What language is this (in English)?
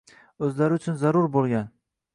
Uzbek